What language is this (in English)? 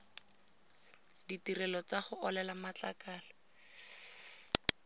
Tswana